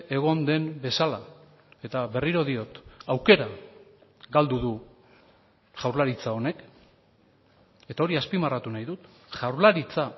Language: Basque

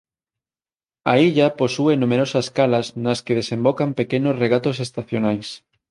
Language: Galician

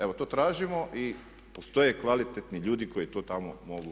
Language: Croatian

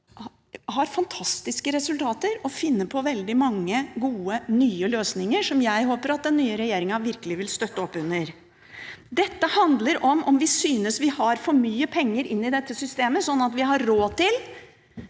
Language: Norwegian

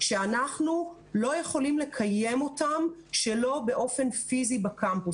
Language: Hebrew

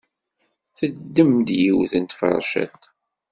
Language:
Kabyle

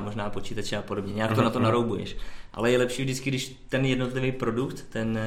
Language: Czech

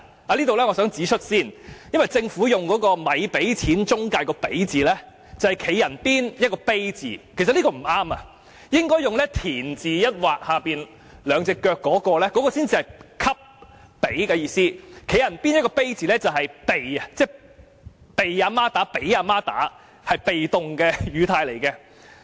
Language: Cantonese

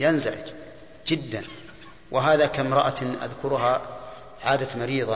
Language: Arabic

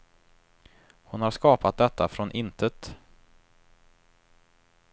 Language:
Swedish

